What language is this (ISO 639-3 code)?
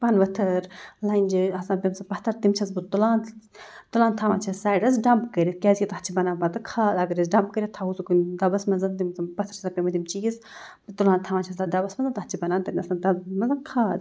kas